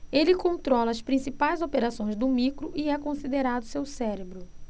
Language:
Portuguese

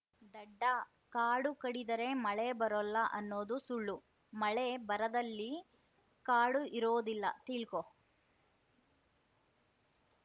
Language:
Kannada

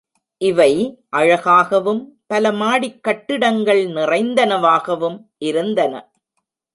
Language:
Tamil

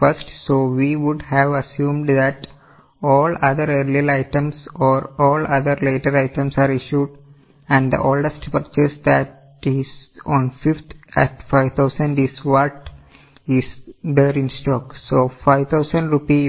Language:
Malayalam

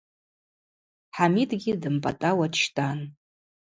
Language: Abaza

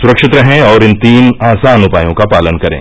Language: Hindi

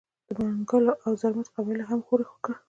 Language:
Pashto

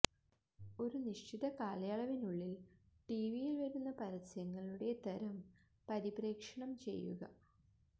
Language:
Malayalam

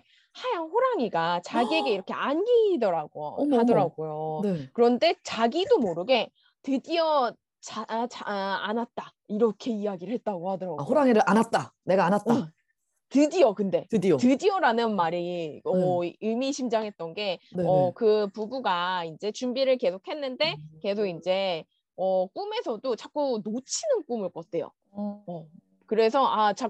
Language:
Korean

